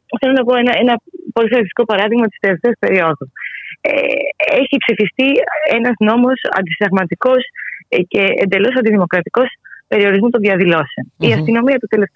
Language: Greek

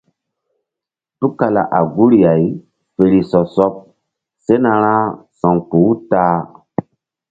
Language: Mbum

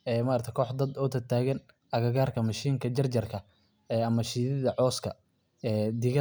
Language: Somali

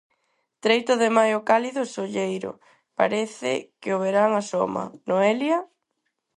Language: Galician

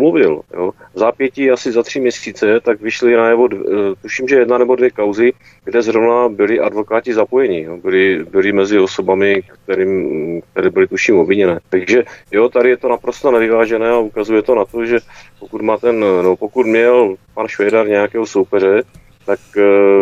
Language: Czech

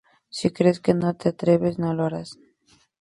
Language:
Spanish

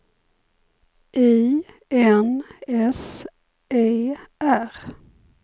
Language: Swedish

